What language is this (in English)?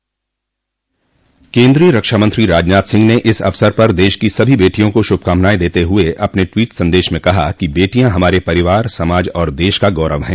Hindi